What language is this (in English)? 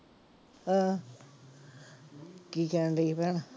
Punjabi